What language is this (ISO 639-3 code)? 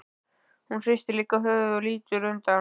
isl